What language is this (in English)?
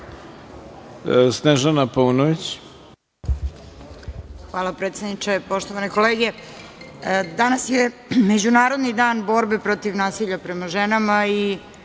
Serbian